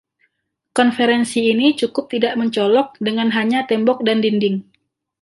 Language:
Indonesian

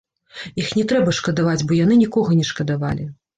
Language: Belarusian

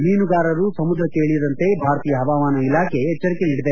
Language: Kannada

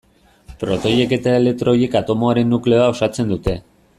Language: Basque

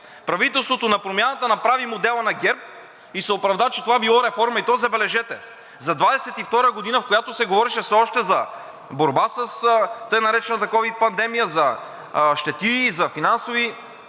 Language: Bulgarian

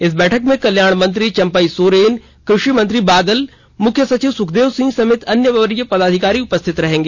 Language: Hindi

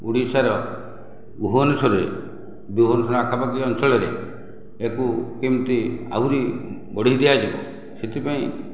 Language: Odia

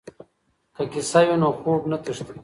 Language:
Pashto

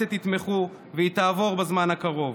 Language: Hebrew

